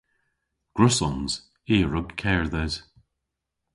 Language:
Cornish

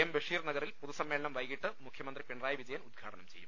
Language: Malayalam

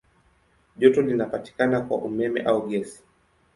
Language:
Swahili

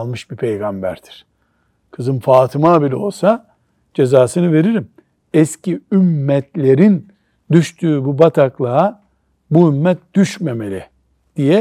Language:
Turkish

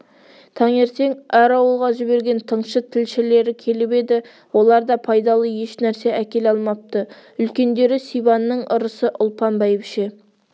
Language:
Kazakh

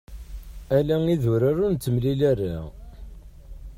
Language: Kabyle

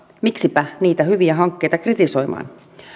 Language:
Finnish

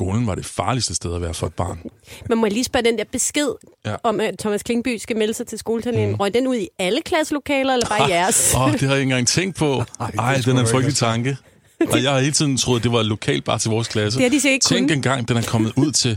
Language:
Danish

